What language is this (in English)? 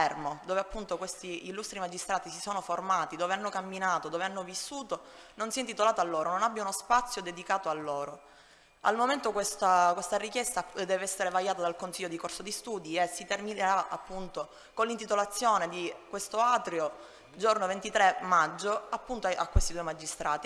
Italian